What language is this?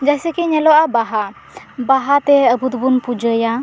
Santali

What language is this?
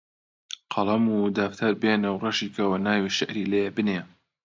Central Kurdish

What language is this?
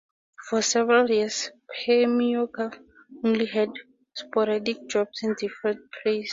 English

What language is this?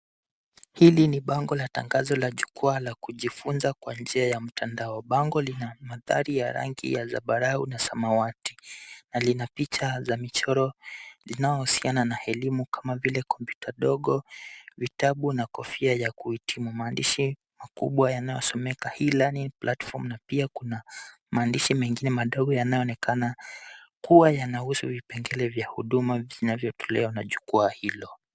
Swahili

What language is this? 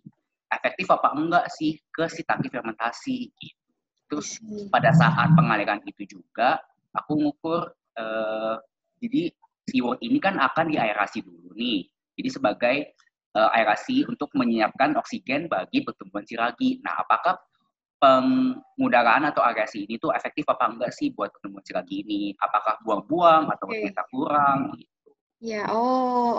Indonesian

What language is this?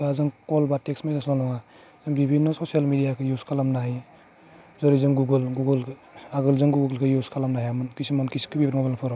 Bodo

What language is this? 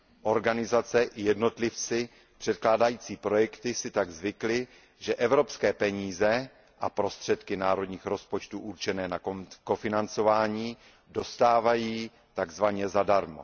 Czech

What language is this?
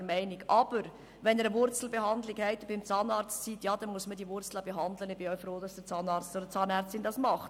Swiss German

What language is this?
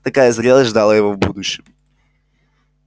Russian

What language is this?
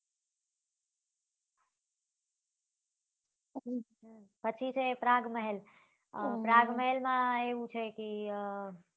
Gujarati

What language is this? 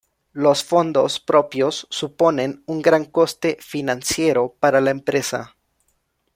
Spanish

